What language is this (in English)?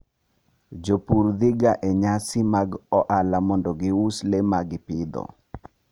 Luo (Kenya and Tanzania)